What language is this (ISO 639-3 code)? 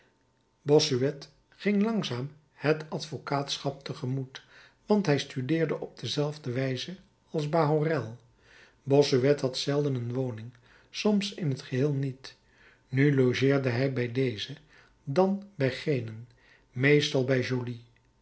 nld